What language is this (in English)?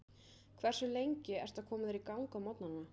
Icelandic